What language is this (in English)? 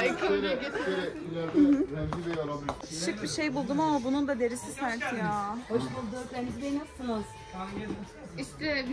Turkish